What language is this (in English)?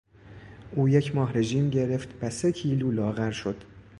Persian